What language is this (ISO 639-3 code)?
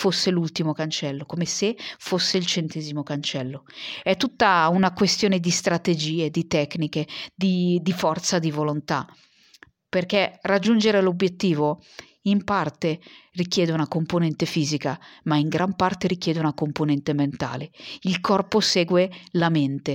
ita